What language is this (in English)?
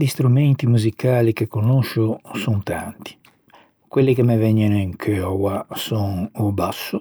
Ligurian